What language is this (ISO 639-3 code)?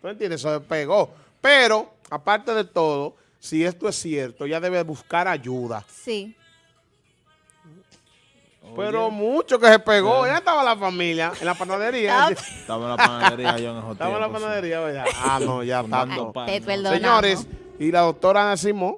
spa